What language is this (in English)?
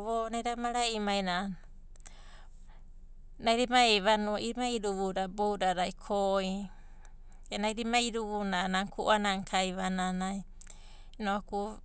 Abadi